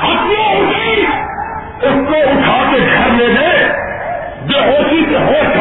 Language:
Urdu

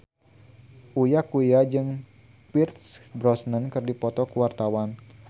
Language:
Sundanese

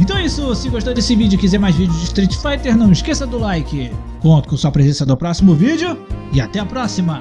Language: Portuguese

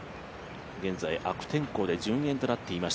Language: Japanese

